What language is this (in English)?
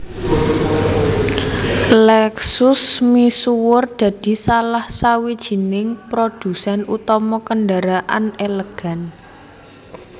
Javanese